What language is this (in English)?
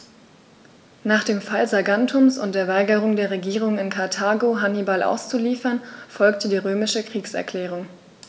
German